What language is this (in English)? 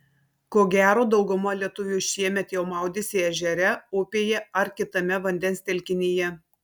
Lithuanian